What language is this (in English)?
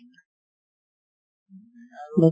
Assamese